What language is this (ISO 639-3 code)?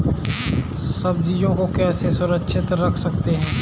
hin